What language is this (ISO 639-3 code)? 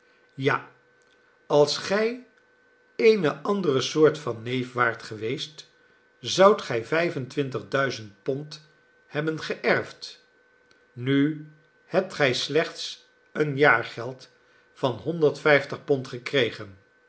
nld